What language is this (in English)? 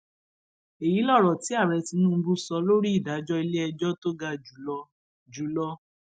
Yoruba